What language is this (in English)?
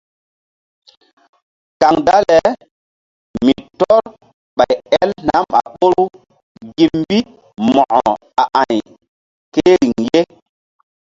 Mbum